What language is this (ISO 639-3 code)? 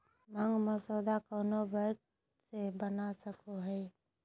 mag